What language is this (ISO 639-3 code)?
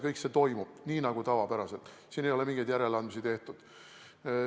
est